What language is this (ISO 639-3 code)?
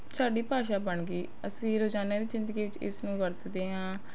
pan